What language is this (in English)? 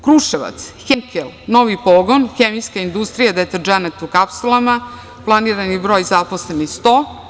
Serbian